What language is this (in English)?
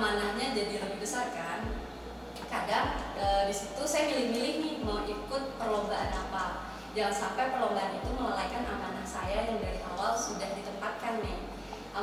Indonesian